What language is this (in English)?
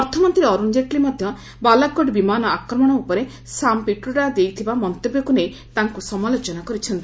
Odia